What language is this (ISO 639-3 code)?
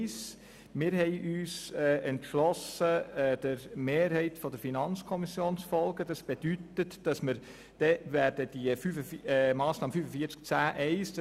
gsw